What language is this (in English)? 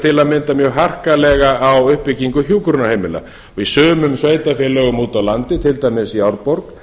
Icelandic